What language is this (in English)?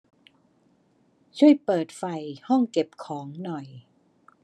Thai